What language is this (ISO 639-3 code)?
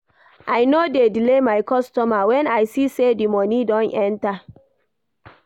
pcm